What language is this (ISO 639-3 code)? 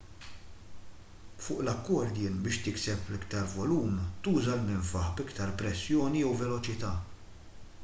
mlt